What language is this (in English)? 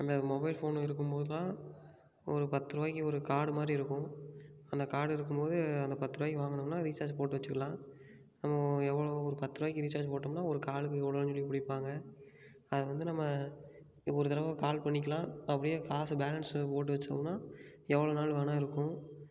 Tamil